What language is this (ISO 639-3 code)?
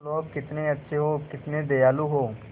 hin